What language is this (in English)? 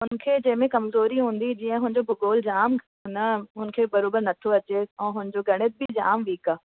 Sindhi